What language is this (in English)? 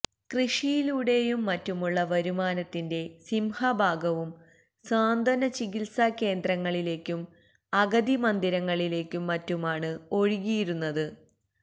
Malayalam